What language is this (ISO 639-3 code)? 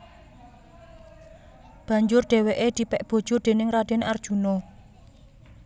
jav